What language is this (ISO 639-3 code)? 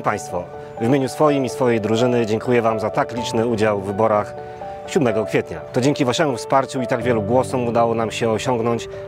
pol